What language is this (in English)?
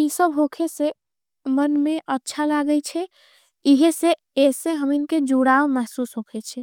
Angika